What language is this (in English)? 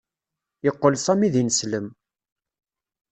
Kabyle